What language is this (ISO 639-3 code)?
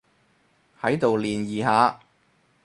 yue